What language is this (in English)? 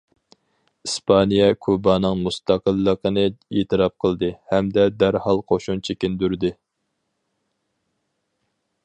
Uyghur